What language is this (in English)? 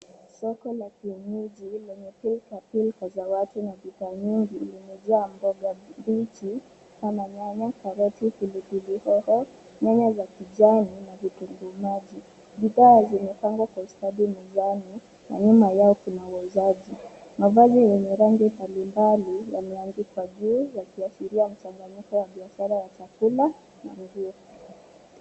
Swahili